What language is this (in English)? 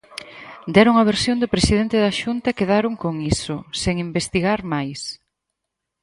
Galician